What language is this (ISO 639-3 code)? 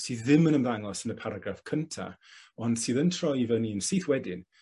cym